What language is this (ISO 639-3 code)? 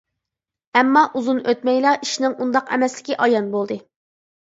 uig